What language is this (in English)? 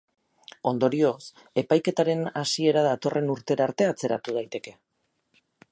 Basque